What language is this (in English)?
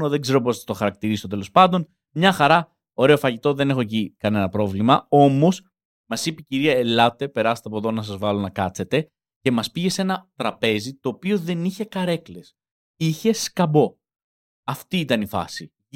Greek